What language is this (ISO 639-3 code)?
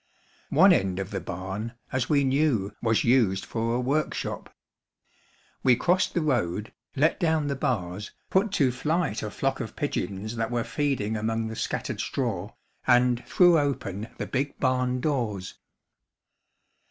eng